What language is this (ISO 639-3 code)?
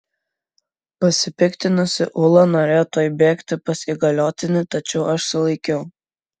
lit